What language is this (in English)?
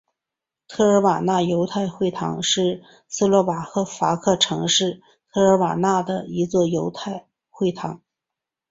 Chinese